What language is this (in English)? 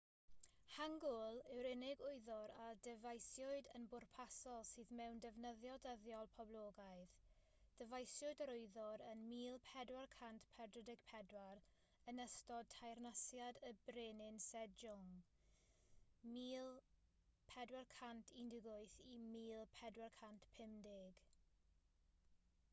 Welsh